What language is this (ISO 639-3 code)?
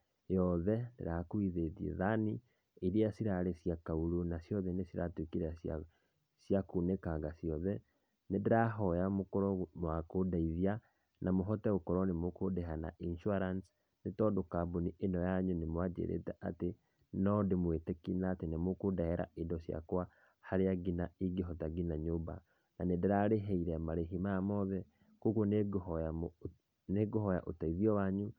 kik